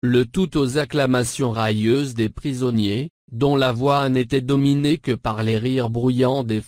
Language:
French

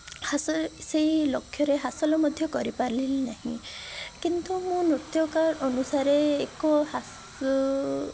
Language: Odia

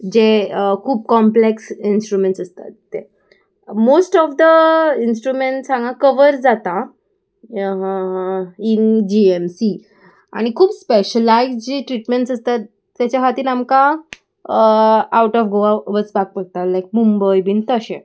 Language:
Konkani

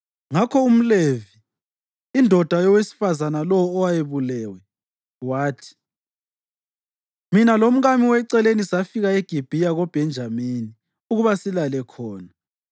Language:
North Ndebele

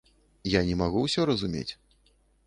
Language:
Belarusian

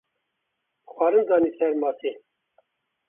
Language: Kurdish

